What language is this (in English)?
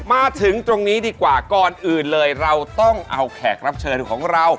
Thai